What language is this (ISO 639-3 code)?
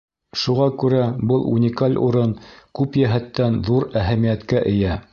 bak